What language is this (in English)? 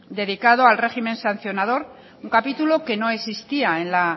Spanish